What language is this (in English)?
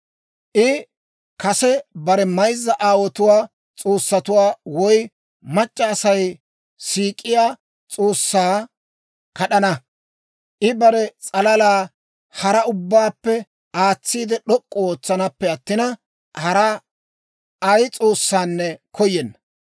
Dawro